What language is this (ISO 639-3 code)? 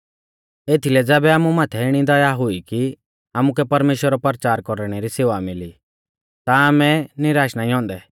bfz